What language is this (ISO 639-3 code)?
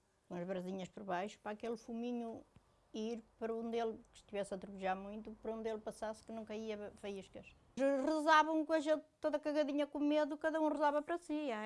por